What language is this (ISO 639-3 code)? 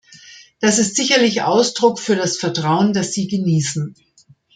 deu